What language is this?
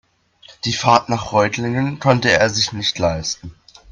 German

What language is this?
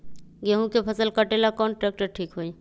Magahi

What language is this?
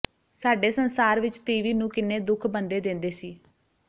Punjabi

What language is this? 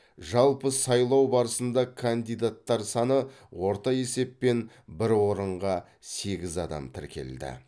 Kazakh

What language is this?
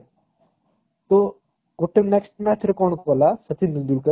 Odia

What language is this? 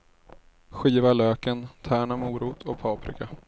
Swedish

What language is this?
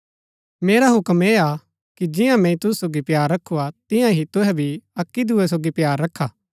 Gaddi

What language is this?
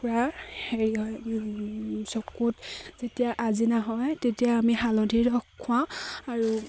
Assamese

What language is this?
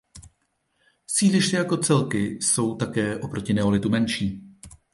Czech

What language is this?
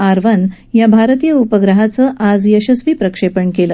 Marathi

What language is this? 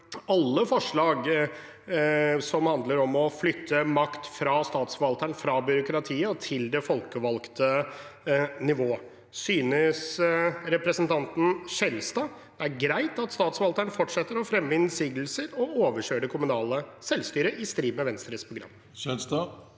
Norwegian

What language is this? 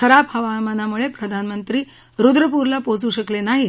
Marathi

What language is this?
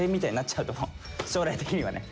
Japanese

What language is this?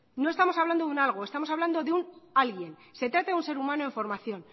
Spanish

